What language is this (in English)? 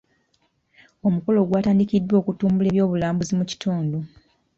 Ganda